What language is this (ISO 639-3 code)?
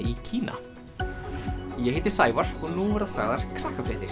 isl